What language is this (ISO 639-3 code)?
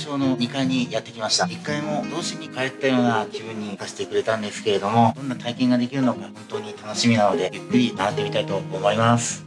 jpn